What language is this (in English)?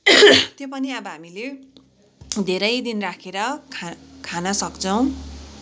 Nepali